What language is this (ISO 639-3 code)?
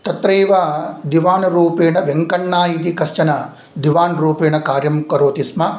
san